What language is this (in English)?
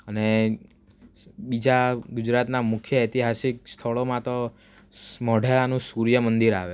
Gujarati